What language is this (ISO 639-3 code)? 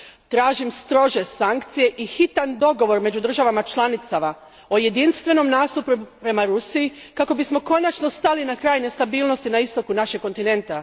hrv